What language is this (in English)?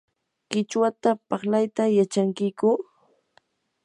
Yanahuanca Pasco Quechua